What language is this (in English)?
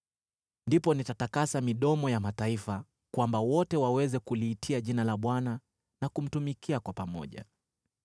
Swahili